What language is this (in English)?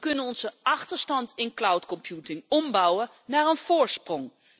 Dutch